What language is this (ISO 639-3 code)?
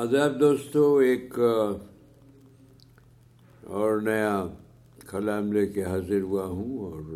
urd